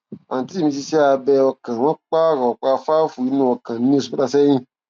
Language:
Yoruba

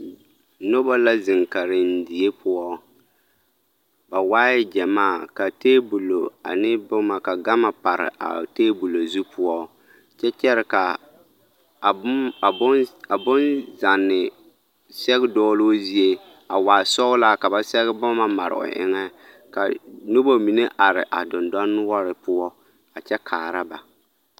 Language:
Southern Dagaare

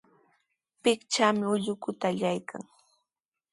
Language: Sihuas Ancash Quechua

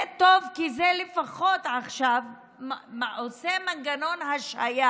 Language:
Hebrew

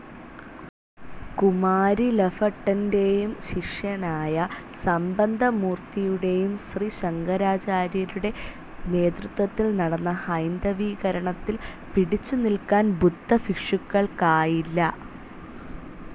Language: Malayalam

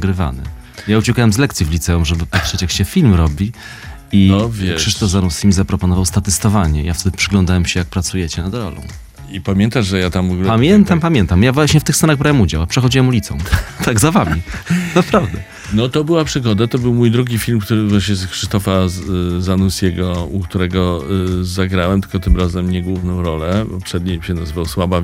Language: Polish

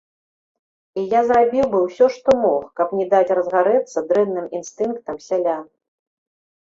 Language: Belarusian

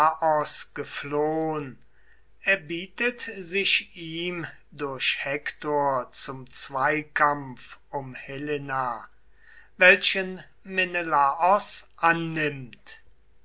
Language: German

